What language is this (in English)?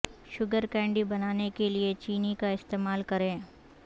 Urdu